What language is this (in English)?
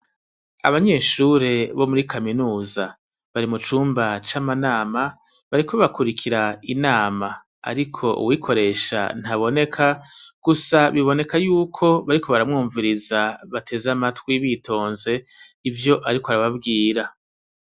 Rundi